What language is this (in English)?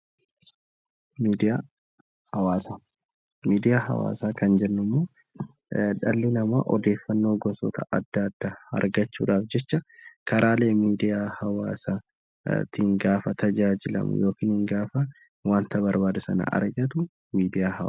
Oromo